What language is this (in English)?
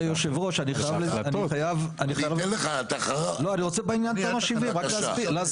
Hebrew